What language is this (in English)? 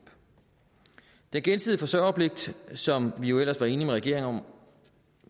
Danish